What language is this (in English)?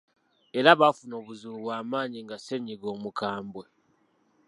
Ganda